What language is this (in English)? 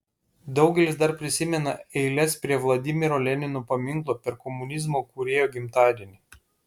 Lithuanian